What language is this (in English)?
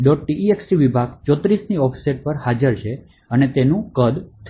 Gujarati